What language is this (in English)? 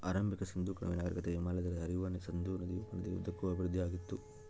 Kannada